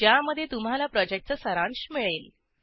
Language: Marathi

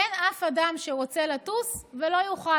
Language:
Hebrew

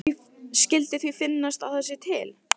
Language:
Icelandic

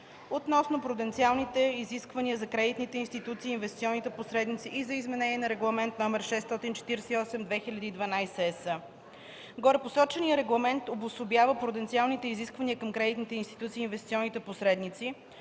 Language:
Bulgarian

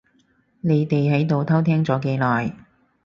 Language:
Cantonese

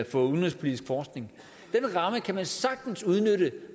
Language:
Danish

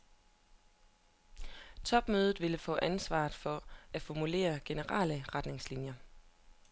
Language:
Danish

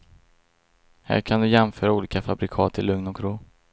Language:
Swedish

